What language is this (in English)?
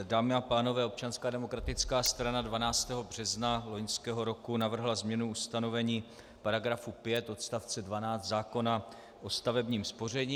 Czech